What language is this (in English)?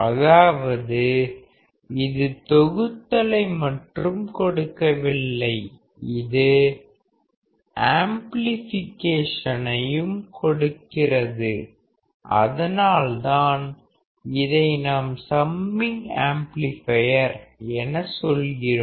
Tamil